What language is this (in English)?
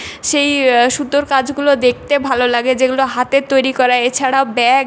Bangla